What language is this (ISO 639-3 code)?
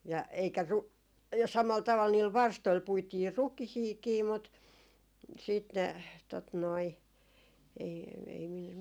fin